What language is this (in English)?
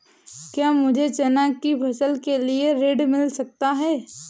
Hindi